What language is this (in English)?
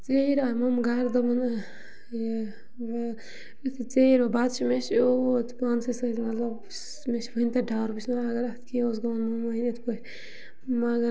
Kashmiri